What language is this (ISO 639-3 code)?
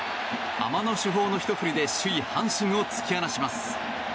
jpn